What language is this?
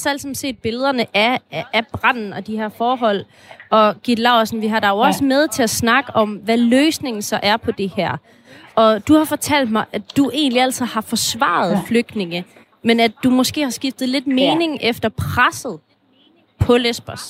Danish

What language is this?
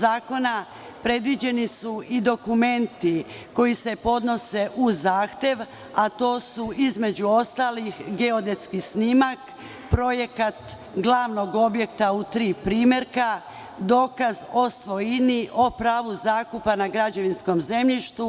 Serbian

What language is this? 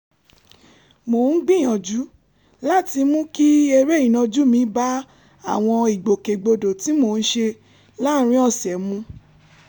Yoruba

